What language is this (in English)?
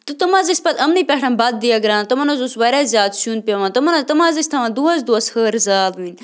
Kashmiri